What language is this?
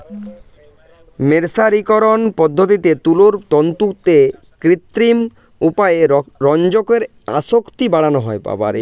Bangla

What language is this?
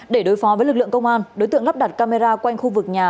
Vietnamese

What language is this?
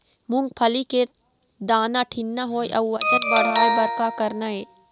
Chhattisgarhi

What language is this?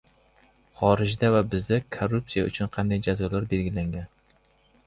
Uzbek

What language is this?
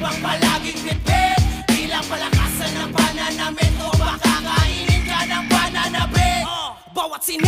Filipino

